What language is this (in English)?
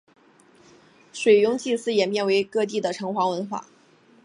Chinese